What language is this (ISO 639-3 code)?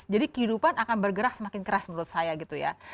ind